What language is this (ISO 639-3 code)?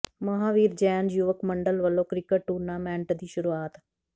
pan